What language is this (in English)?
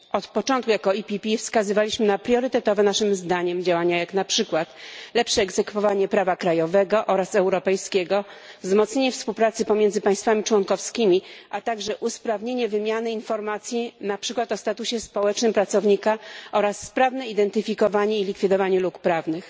Polish